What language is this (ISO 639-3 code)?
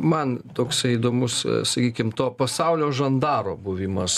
lit